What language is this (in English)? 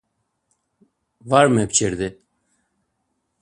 Laz